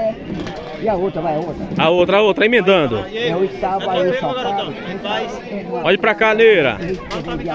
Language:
Portuguese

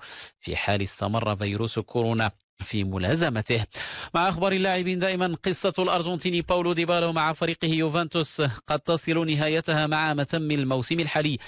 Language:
Arabic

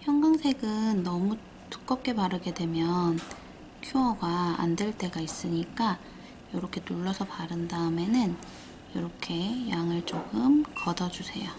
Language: Korean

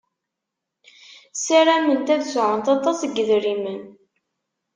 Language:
Kabyle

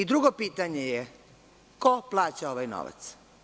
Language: Serbian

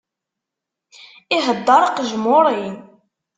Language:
Kabyle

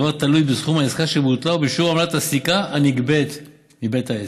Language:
Hebrew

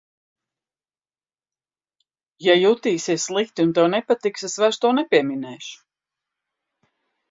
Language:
Latvian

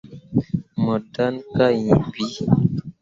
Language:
Mundang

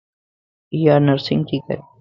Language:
Lasi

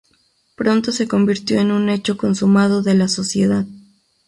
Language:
Spanish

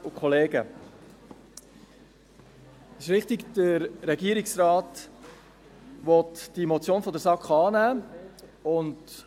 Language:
Swiss German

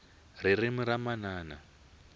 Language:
Tsonga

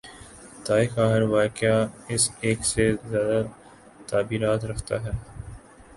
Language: Urdu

